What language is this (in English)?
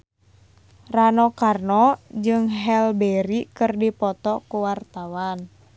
Sundanese